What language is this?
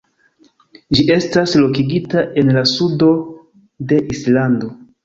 Esperanto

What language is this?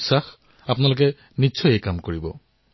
Assamese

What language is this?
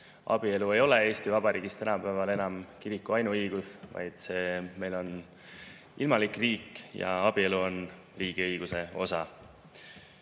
Estonian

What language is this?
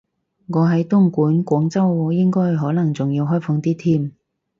Cantonese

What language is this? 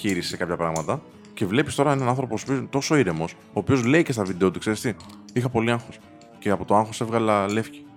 Greek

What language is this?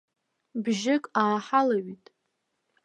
Abkhazian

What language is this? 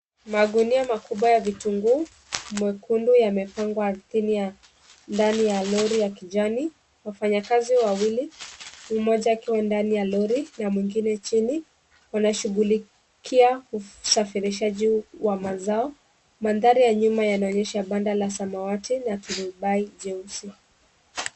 Swahili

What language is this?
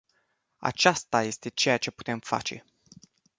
Romanian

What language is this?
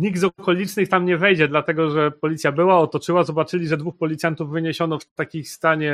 Polish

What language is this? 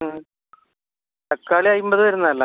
Malayalam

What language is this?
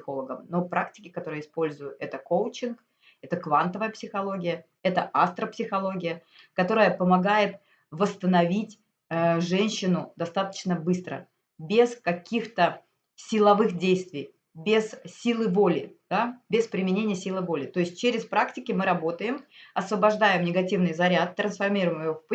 Russian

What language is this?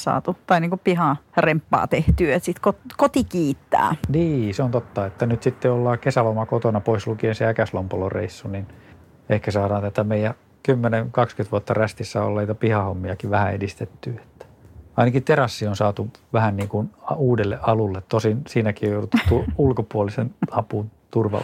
Finnish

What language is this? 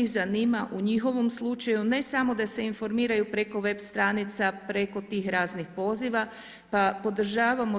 Croatian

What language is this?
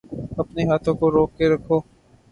Urdu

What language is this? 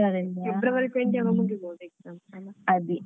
Kannada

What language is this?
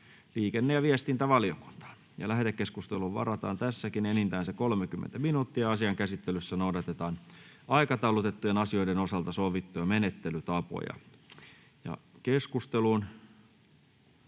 Finnish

